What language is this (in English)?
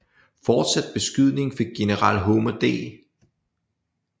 Danish